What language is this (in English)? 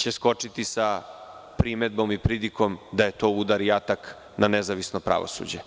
Serbian